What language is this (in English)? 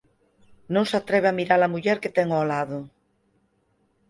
Galician